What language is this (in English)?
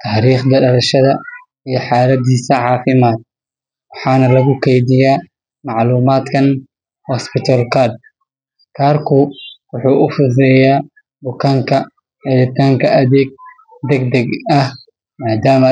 Somali